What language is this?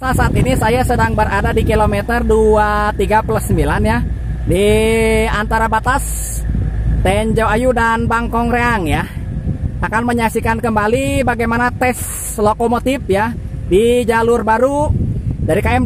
Indonesian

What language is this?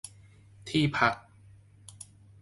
Thai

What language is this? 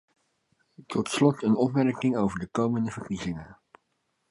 Dutch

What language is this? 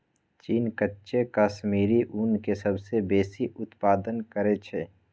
Magahi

